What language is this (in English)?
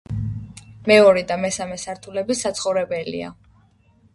Georgian